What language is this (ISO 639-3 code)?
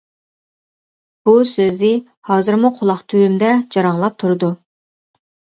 uig